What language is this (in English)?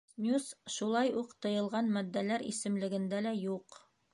Bashkir